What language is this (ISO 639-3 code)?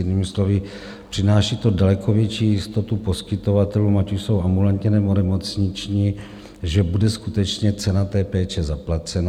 ces